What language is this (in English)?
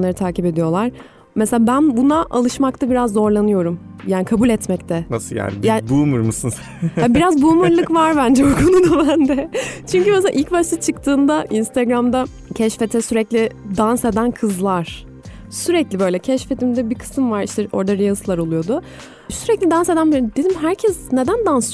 Turkish